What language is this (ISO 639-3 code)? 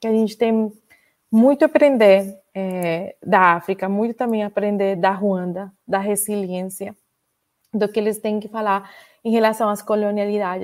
por